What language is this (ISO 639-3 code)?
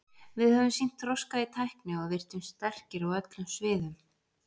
isl